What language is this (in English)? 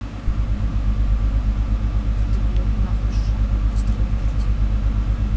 Russian